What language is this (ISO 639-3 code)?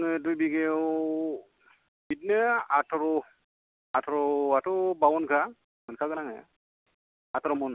brx